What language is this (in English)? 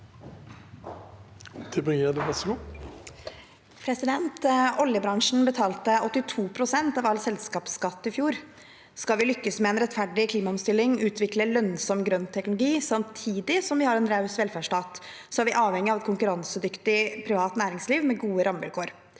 Norwegian